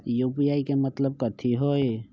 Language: Magahi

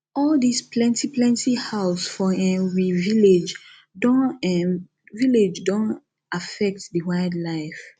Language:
Nigerian Pidgin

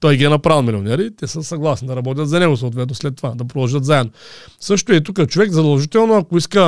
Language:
Bulgarian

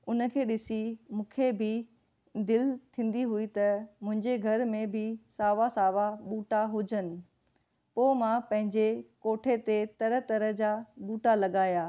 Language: Sindhi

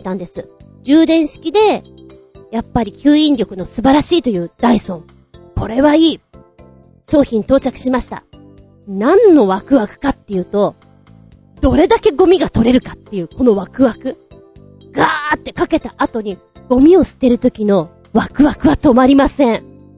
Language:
Japanese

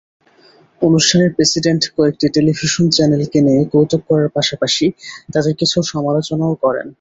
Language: Bangla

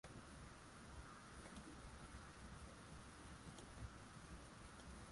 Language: Swahili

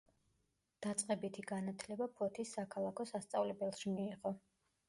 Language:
Georgian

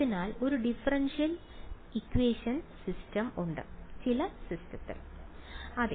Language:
Malayalam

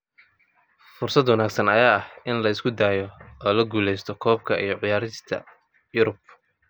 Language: Somali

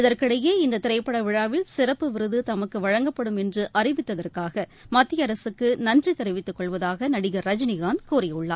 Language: Tamil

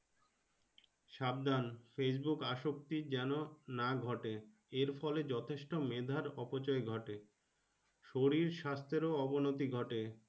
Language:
Bangla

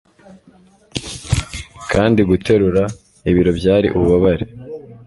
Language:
Kinyarwanda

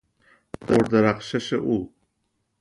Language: Persian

